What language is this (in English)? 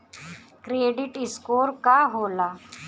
Bhojpuri